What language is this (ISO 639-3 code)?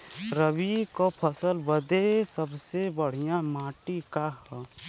bho